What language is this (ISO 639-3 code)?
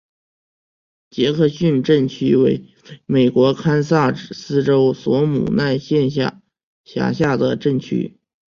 zho